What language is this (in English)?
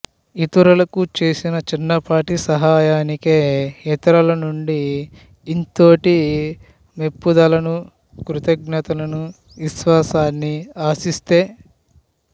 Telugu